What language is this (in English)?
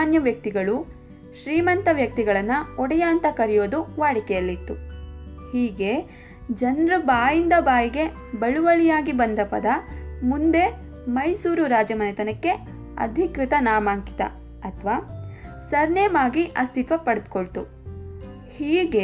Kannada